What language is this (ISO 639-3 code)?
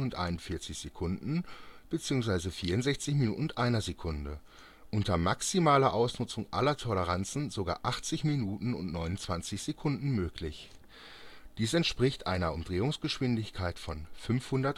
deu